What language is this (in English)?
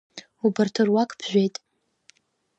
Abkhazian